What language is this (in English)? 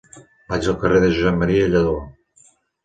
Catalan